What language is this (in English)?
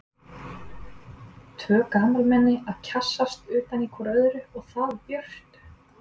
Icelandic